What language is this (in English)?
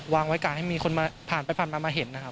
Thai